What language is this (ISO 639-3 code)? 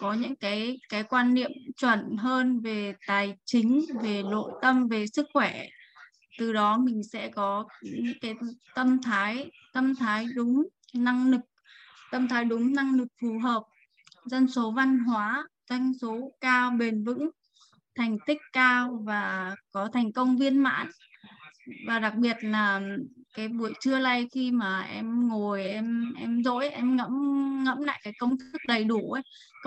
vie